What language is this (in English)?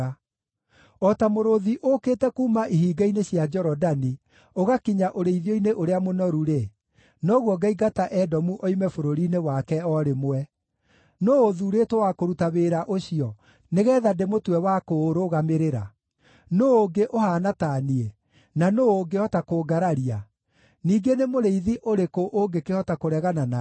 Kikuyu